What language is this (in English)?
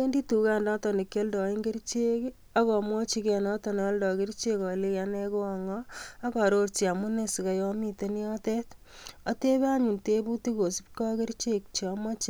Kalenjin